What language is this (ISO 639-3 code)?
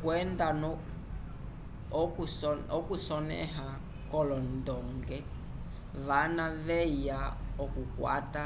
umb